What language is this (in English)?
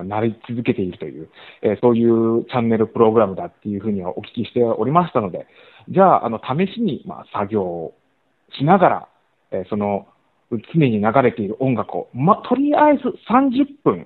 Japanese